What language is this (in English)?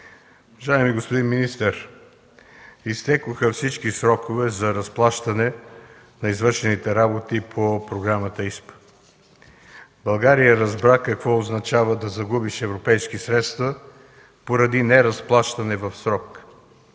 Bulgarian